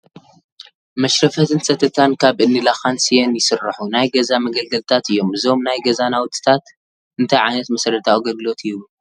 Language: Tigrinya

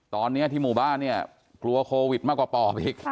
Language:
Thai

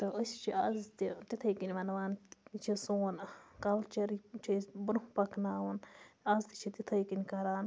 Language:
Kashmiri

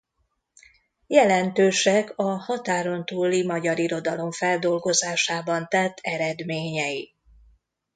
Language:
Hungarian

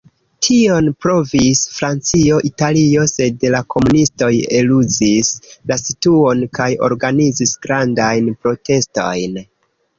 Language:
Esperanto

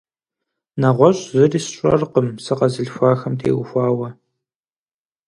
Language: Kabardian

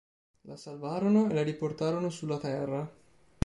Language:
Italian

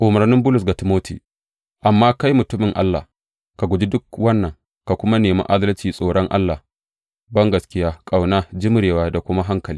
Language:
Hausa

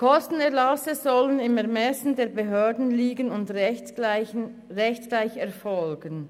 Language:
Swiss German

